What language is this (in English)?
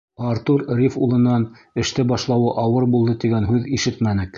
Bashkir